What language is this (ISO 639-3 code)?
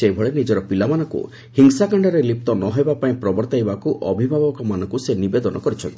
ori